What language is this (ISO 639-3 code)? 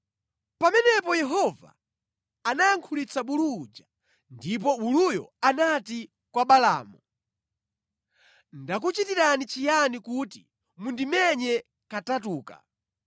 nya